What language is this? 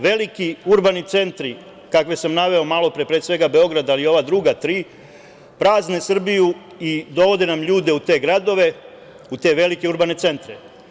Serbian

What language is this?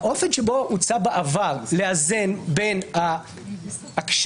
Hebrew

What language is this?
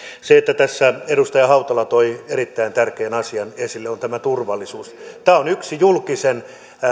Finnish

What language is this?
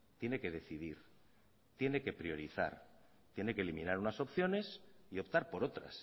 Spanish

